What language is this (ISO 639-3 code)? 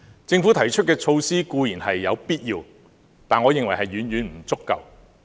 yue